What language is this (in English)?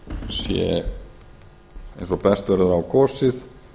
Icelandic